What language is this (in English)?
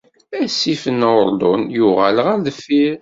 Kabyle